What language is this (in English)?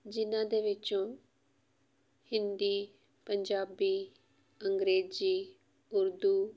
Punjabi